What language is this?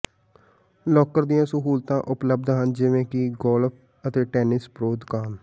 Punjabi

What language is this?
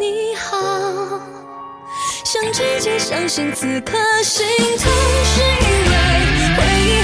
Chinese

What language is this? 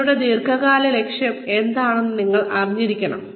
Malayalam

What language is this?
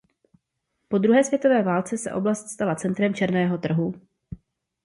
Czech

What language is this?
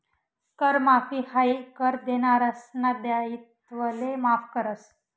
Marathi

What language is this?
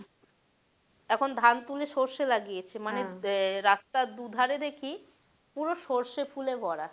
Bangla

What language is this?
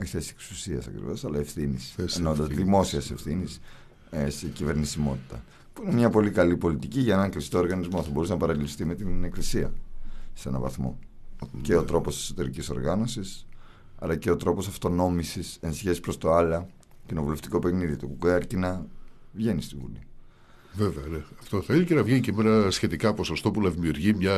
Greek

